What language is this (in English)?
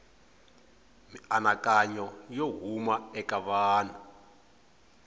Tsonga